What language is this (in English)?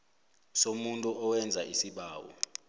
South Ndebele